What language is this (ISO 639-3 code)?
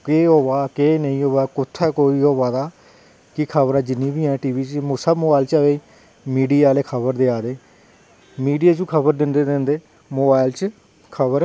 doi